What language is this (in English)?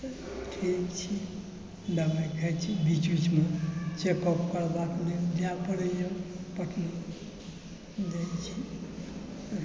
Maithili